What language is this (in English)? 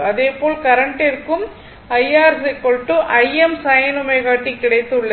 Tamil